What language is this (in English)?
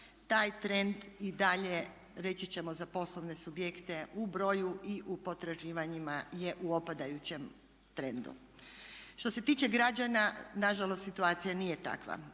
Croatian